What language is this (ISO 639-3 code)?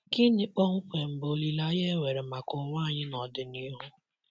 ibo